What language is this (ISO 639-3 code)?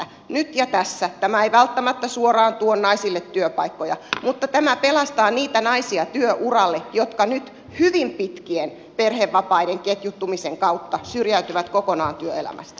fin